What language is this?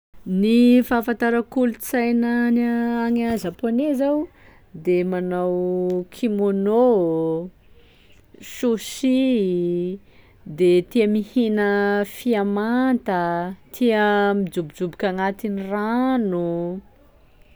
Sakalava Malagasy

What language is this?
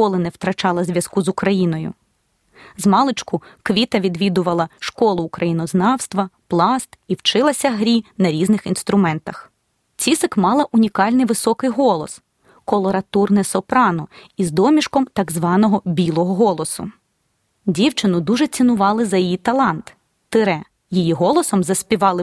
Ukrainian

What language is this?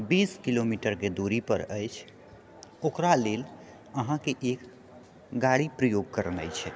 Maithili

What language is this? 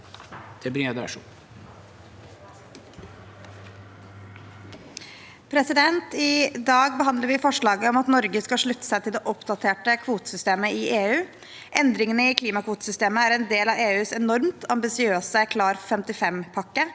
Norwegian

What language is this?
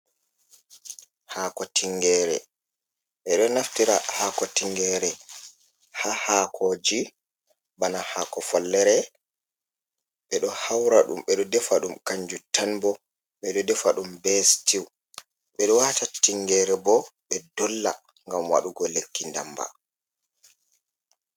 Fula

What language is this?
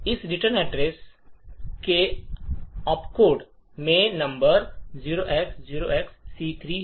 Hindi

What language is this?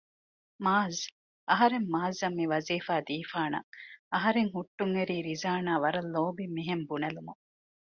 Divehi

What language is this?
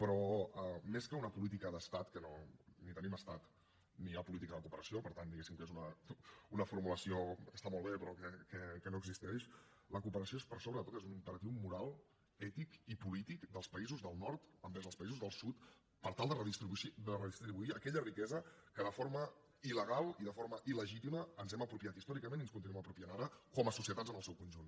Catalan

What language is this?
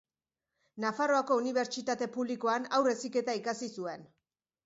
Basque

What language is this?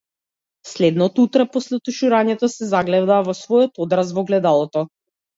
Macedonian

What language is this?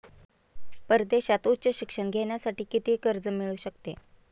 Marathi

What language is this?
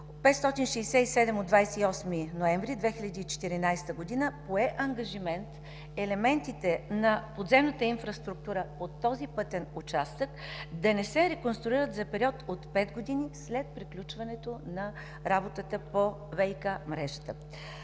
Bulgarian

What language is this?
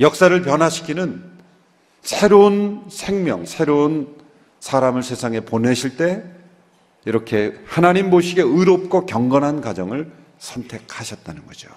Korean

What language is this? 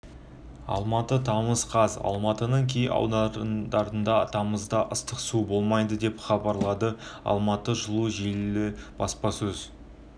Kazakh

